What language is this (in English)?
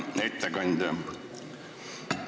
Estonian